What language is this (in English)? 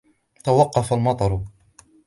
Arabic